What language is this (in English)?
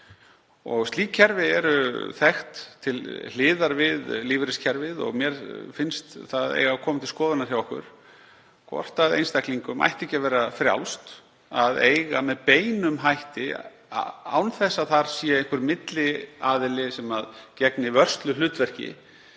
Icelandic